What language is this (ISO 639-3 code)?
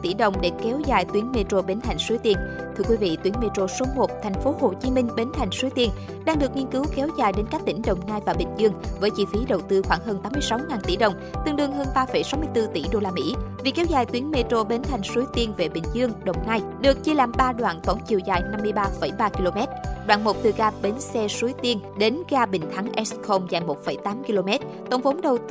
vie